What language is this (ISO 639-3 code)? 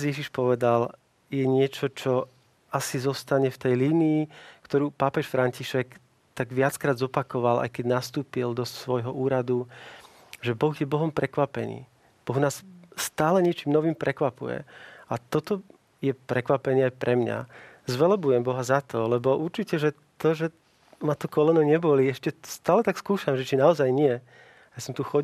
slk